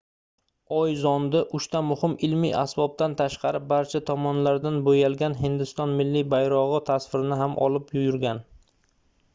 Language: Uzbek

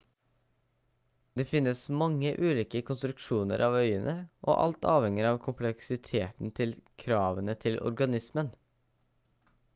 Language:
Norwegian Bokmål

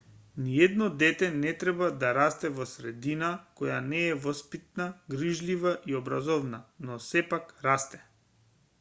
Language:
Macedonian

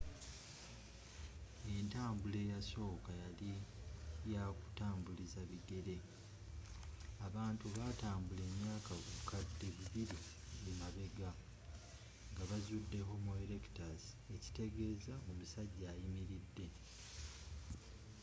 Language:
Ganda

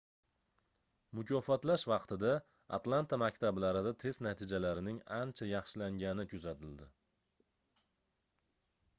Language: Uzbek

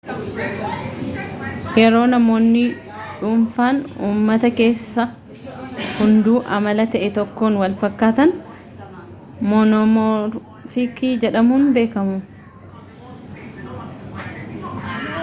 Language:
Oromo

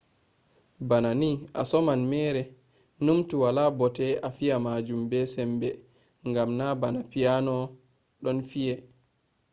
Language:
Fula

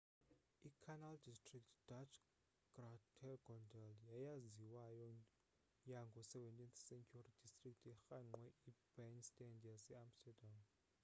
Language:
Xhosa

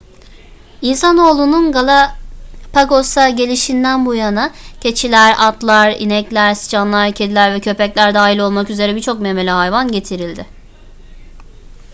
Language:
Turkish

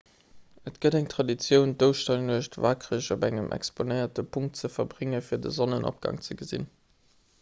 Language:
Luxembourgish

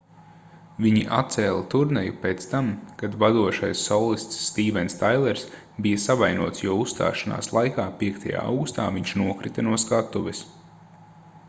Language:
Latvian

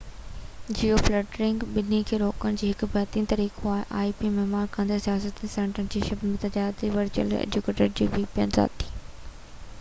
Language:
Sindhi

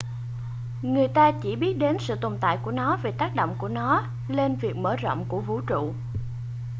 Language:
Vietnamese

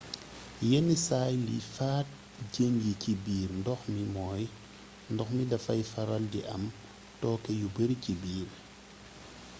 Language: Wolof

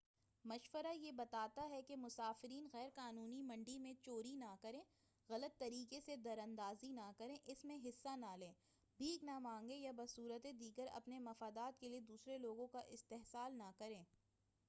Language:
Urdu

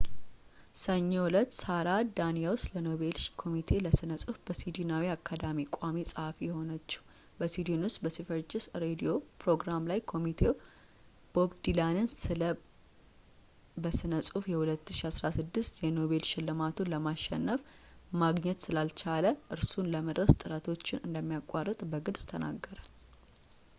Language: Amharic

